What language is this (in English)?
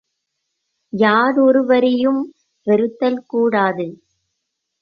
Tamil